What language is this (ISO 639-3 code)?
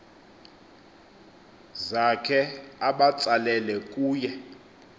xho